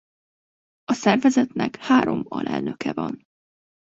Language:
Hungarian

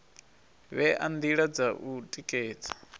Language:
Venda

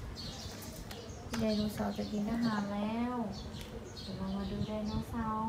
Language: Thai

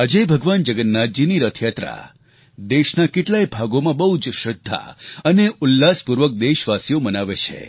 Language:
Gujarati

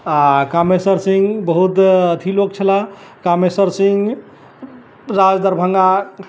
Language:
Maithili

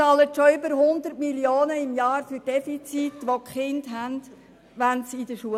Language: Swiss German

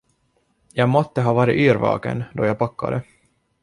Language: Swedish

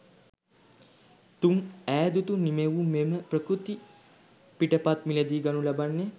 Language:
Sinhala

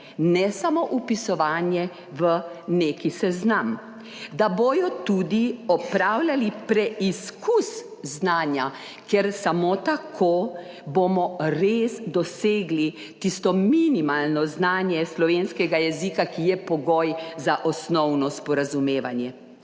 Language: Slovenian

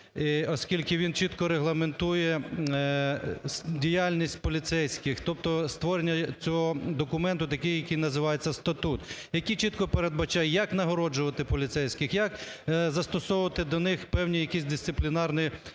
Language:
Ukrainian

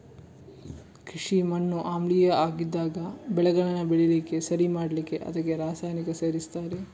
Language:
Kannada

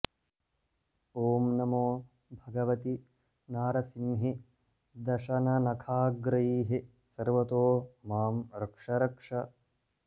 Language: Sanskrit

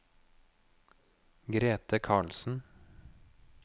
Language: Norwegian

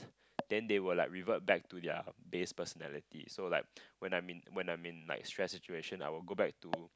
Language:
English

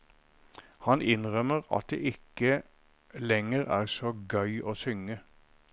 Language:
Norwegian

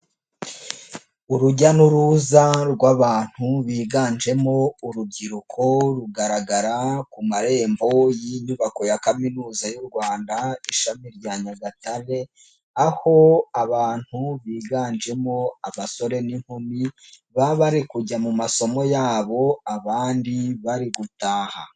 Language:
Kinyarwanda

